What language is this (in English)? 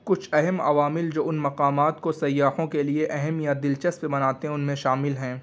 Urdu